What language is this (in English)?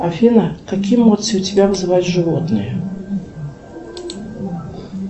Russian